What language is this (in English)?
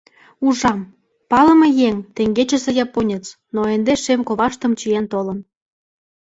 Mari